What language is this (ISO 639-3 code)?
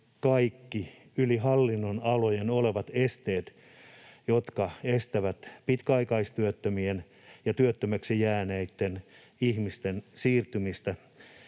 fin